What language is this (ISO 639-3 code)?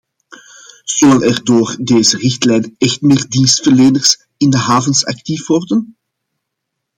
nld